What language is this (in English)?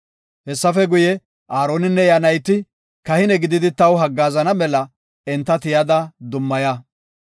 Gofa